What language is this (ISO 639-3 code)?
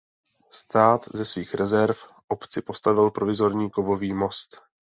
ces